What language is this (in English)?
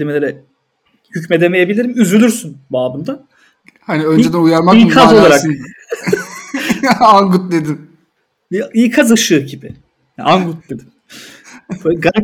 Turkish